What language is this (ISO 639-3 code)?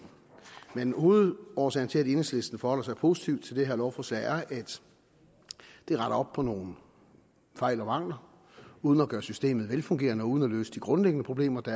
dan